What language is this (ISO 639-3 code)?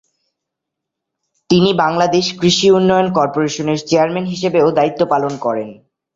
ben